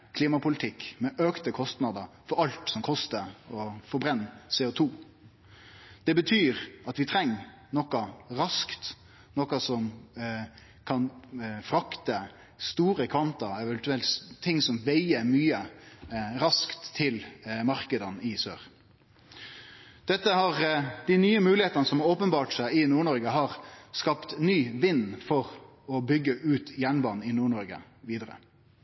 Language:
Norwegian Nynorsk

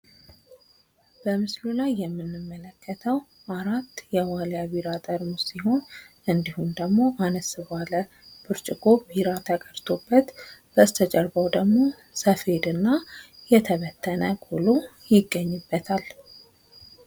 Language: Amharic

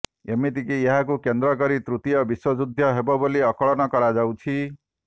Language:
Odia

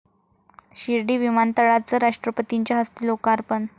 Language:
Marathi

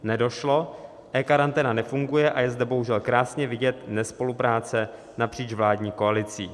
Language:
Czech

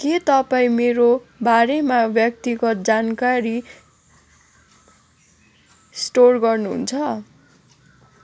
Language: Nepali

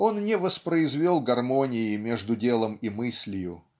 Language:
Russian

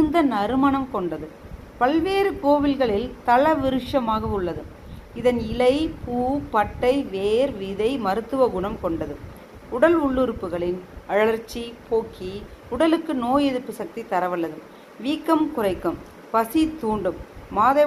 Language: Tamil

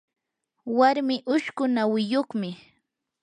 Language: Yanahuanca Pasco Quechua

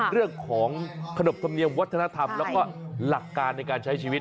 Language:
Thai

